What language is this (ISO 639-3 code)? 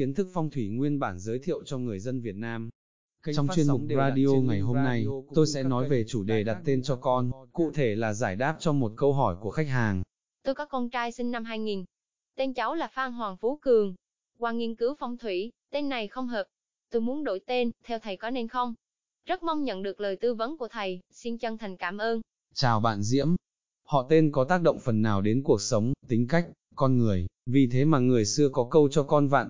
vie